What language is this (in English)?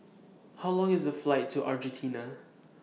English